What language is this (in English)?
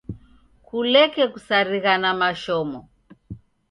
Taita